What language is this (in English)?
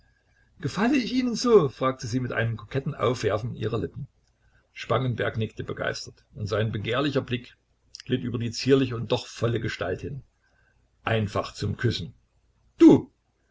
German